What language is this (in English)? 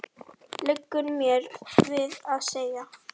Icelandic